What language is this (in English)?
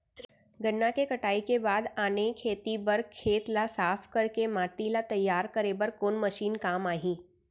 Chhattisgarhi